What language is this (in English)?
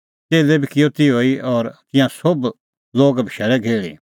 Kullu Pahari